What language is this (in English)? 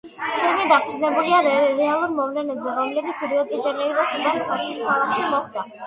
Georgian